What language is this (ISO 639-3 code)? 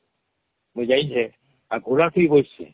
ori